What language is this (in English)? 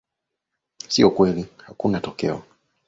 Swahili